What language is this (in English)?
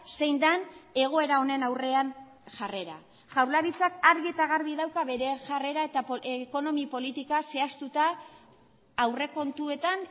Basque